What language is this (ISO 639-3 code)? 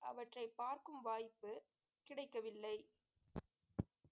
tam